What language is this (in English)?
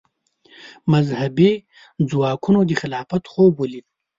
Pashto